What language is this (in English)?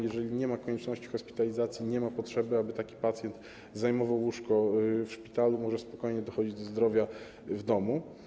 Polish